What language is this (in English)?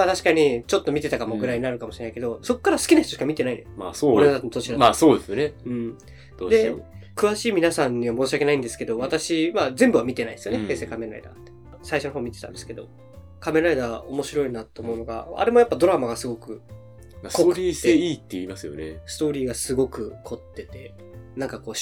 Japanese